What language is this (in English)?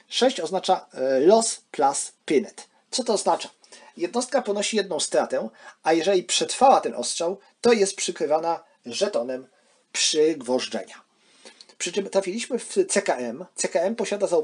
Polish